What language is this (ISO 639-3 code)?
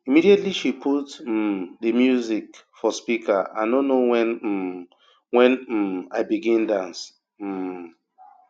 pcm